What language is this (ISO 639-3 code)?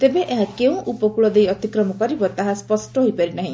ori